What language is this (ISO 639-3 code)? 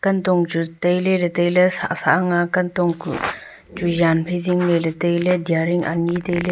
nnp